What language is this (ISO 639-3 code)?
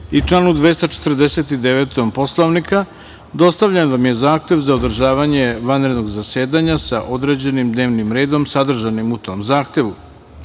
srp